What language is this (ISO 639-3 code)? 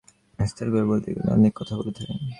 ben